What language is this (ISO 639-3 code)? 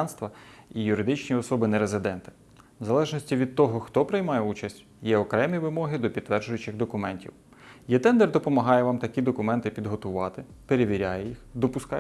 ukr